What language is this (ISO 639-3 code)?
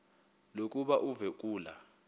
xho